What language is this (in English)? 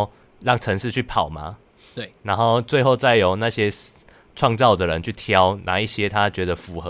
Chinese